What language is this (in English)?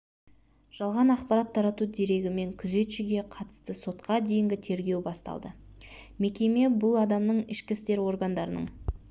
Kazakh